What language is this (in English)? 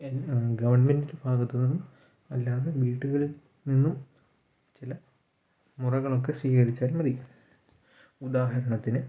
Malayalam